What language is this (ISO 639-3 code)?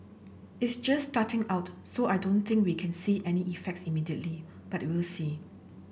eng